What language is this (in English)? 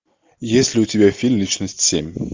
Russian